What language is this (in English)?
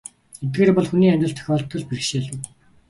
Mongolian